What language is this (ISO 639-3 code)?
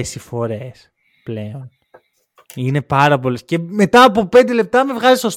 ell